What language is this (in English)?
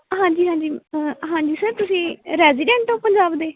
Punjabi